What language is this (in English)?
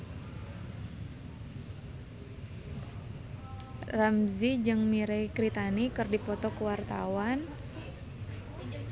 Sundanese